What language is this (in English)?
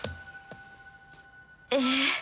Japanese